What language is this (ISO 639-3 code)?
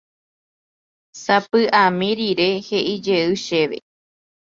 grn